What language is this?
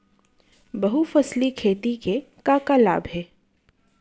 Chhattisgarhi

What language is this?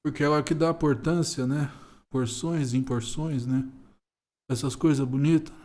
Portuguese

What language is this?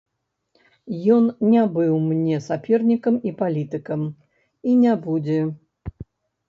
Belarusian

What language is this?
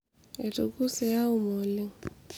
Masai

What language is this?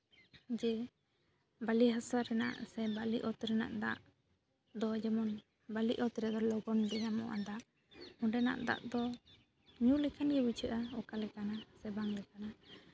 Santali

